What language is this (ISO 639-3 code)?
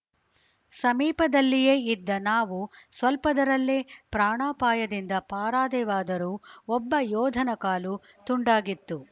kan